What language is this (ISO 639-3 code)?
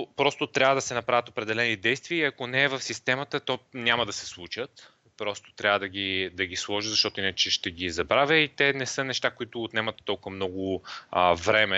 bul